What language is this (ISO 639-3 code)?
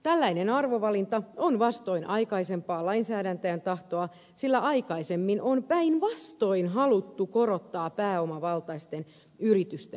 fin